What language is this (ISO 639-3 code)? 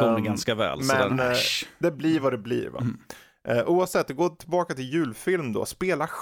swe